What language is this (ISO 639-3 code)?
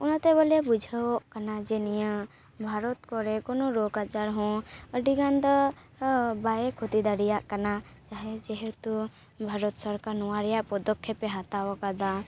sat